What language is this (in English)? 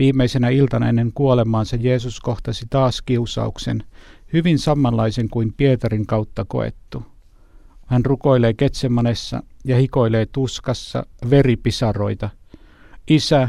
Finnish